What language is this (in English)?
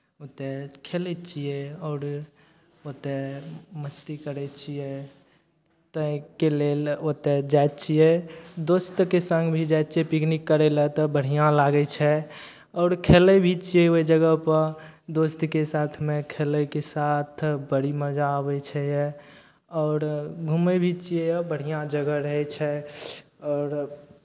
Maithili